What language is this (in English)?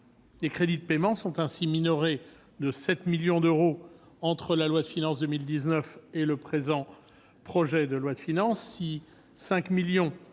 French